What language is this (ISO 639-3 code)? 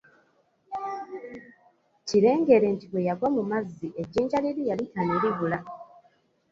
lug